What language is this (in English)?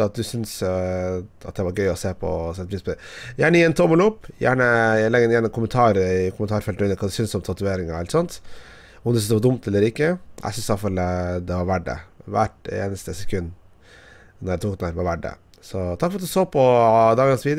Norwegian